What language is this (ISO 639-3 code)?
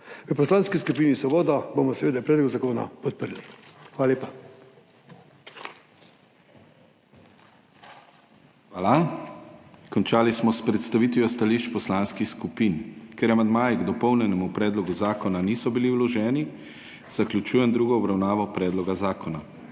slv